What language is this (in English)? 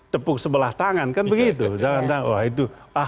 Indonesian